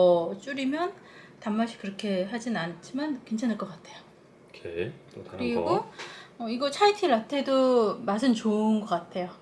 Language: Korean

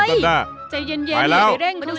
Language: Thai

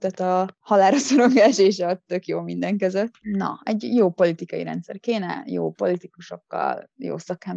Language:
Hungarian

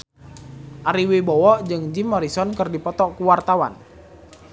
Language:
Sundanese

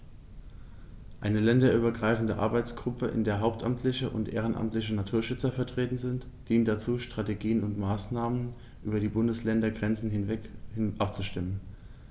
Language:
German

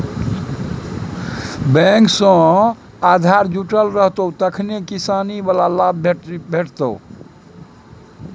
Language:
Maithili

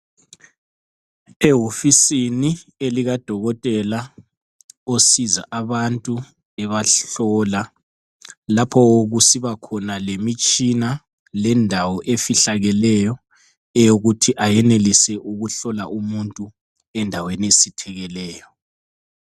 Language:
North Ndebele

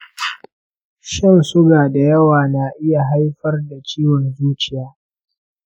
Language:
Hausa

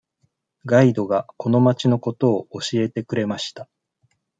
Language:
Japanese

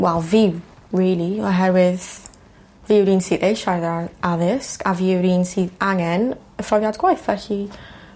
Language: Welsh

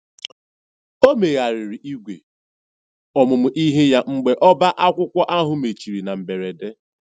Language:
Igbo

